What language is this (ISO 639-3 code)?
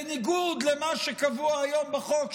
heb